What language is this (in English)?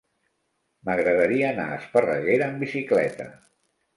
Catalan